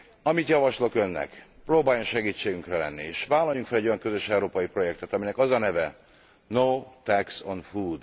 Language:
Hungarian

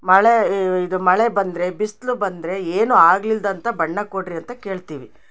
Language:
Kannada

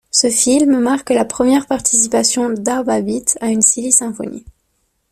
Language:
French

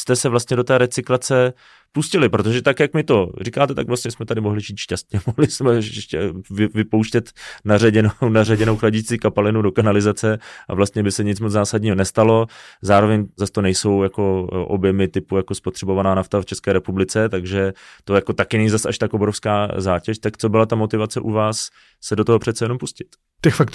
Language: Czech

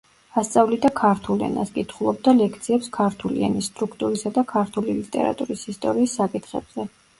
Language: Georgian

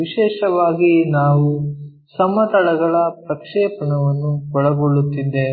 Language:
Kannada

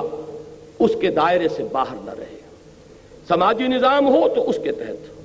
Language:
Urdu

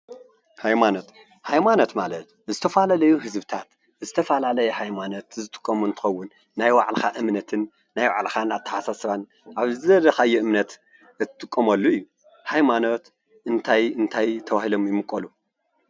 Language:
Tigrinya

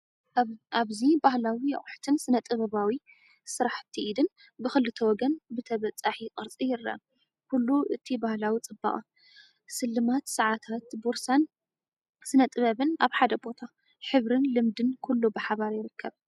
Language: Tigrinya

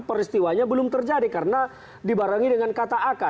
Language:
Indonesian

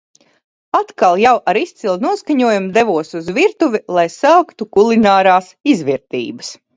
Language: Latvian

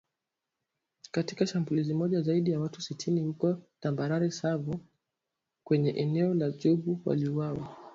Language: Swahili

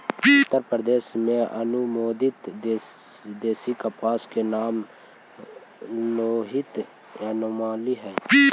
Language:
Magahi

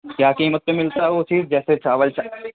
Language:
Urdu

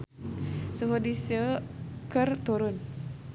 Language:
Sundanese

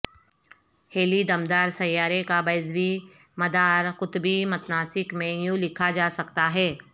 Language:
Urdu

